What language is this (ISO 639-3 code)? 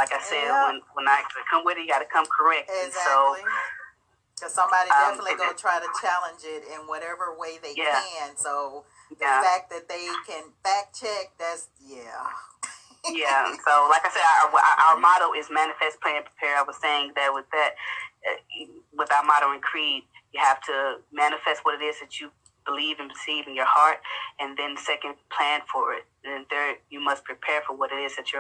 eng